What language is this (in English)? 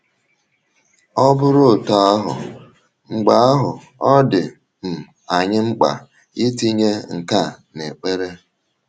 Igbo